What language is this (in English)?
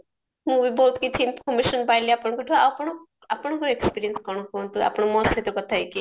Odia